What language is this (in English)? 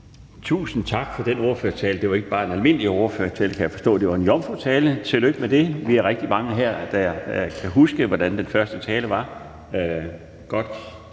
Danish